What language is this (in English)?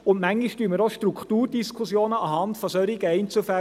Swiss German